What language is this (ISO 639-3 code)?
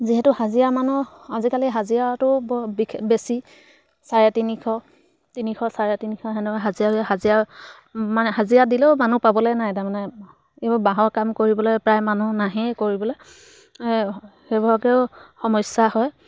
asm